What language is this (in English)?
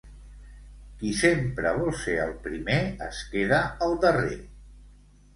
Catalan